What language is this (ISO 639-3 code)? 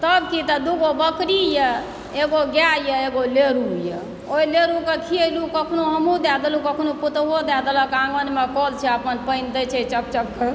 mai